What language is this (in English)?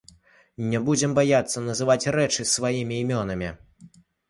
Belarusian